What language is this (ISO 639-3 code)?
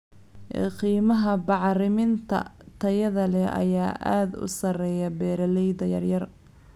som